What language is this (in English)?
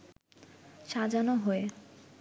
Bangla